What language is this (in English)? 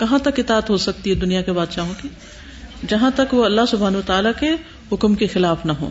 Urdu